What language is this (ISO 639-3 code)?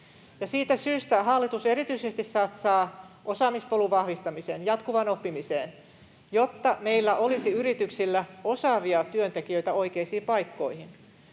fin